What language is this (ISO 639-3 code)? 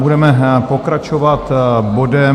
ces